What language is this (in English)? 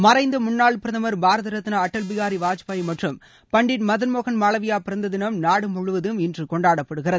Tamil